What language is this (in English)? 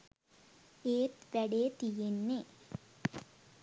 Sinhala